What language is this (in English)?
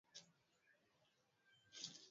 Swahili